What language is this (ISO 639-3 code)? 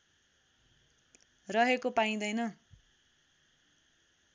nep